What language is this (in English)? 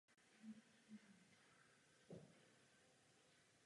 Czech